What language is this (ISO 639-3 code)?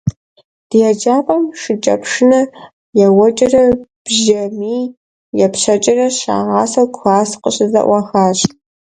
kbd